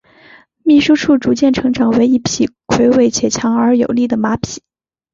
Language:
Chinese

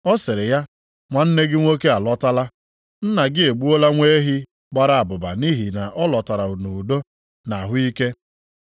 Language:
Igbo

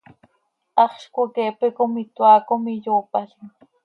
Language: Seri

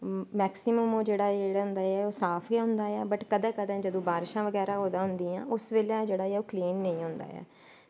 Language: Dogri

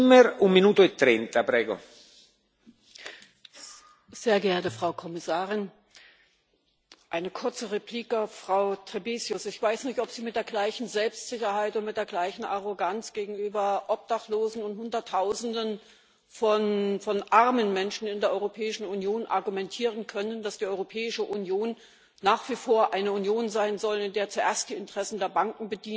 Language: German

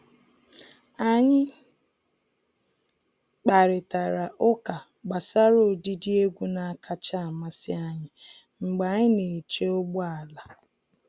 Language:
Igbo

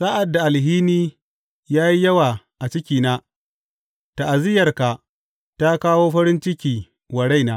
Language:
Hausa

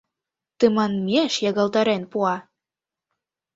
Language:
Mari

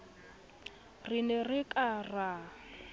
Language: Southern Sotho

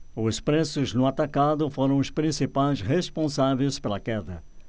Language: Portuguese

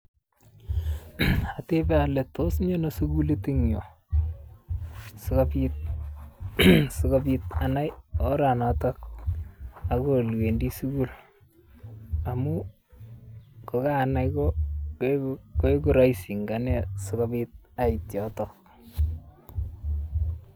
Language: Kalenjin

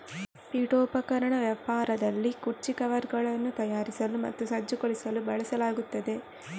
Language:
Kannada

